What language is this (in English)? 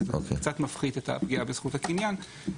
Hebrew